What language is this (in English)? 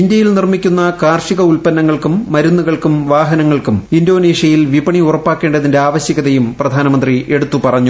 Malayalam